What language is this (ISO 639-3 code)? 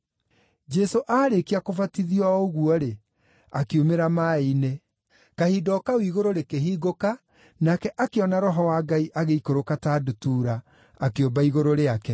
kik